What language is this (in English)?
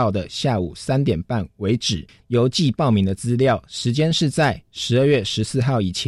Chinese